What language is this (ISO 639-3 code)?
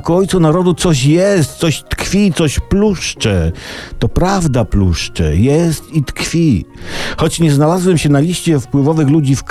pol